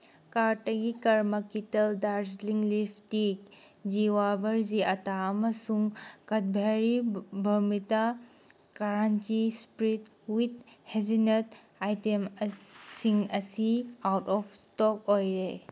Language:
Manipuri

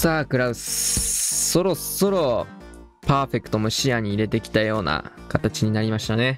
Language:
Japanese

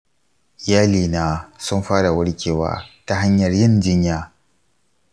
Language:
Hausa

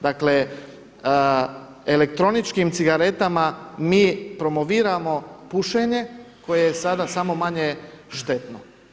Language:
Croatian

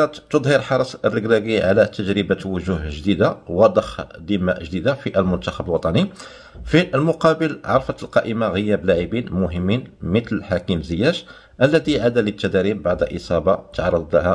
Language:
Arabic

